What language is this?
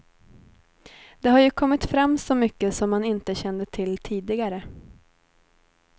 Swedish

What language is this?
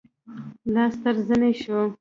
Pashto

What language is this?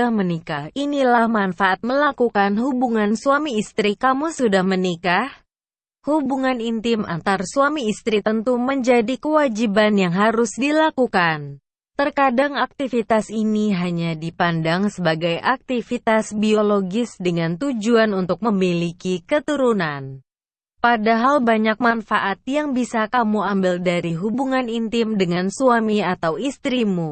Indonesian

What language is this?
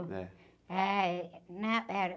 Portuguese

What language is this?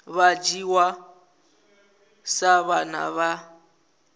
Venda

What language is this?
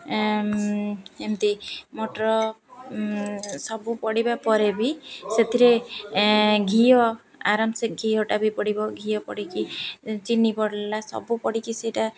Odia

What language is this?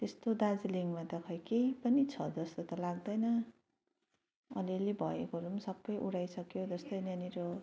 Nepali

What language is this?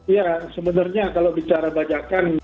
Indonesian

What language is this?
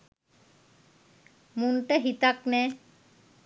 Sinhala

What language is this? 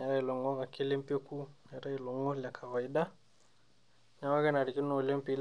Masai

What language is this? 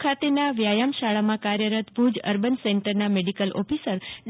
Gujarati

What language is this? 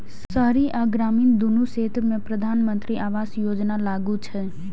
Maithili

